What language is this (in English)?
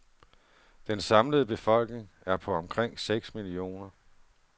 Danish